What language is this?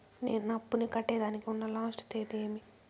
Telugu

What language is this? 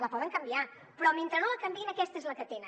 Catalan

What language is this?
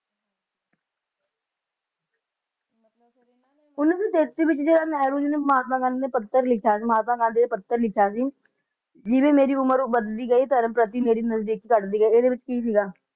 Punjabi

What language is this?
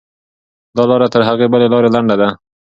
Pashto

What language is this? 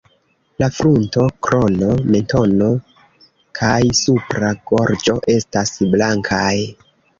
Esperanto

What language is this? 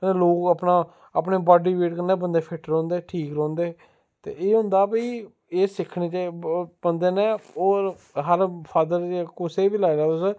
Dogri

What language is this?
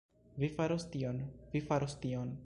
Esperanto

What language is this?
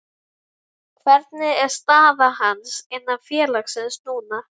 Icelandic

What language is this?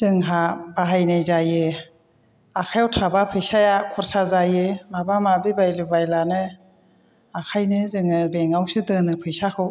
Bodo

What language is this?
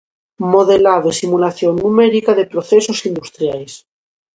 Galician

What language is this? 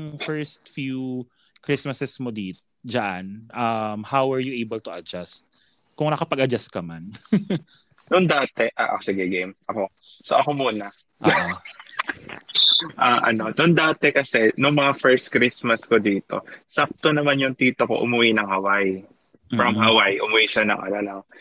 Filipino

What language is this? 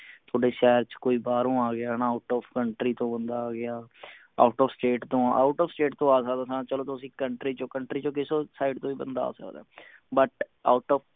Punjabi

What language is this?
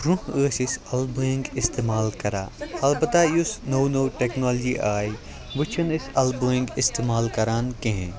Kashmiri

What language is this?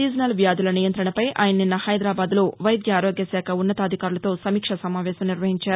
Telugu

